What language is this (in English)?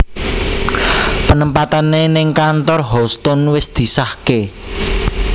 Javanese